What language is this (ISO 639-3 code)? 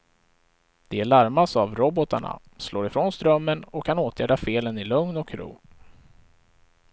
swe